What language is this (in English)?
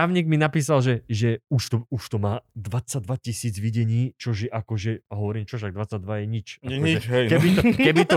Slovak